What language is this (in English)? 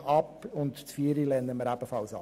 Swiss German